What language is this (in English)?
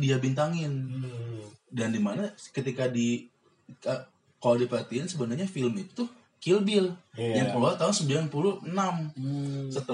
Indonesian